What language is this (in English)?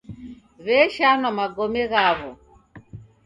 Taita